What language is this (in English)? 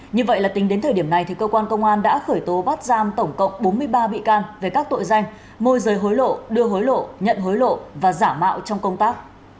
Vietnamese